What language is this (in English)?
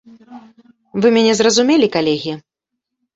Belarusian